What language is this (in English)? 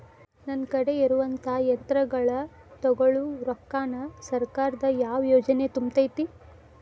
Kannada